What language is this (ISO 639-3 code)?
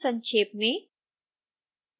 hin